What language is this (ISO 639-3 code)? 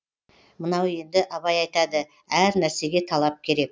kaz